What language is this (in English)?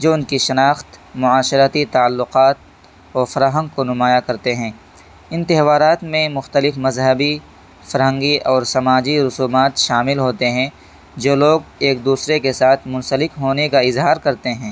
Urdu